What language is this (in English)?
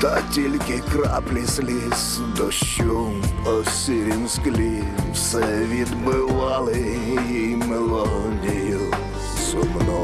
Ukrainian